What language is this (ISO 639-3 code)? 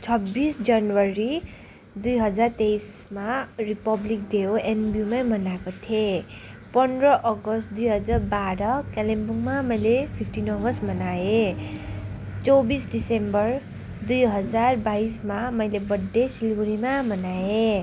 nep